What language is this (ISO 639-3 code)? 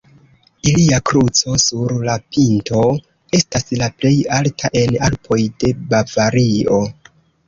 epo